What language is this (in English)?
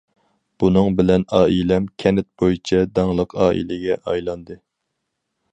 Uyghur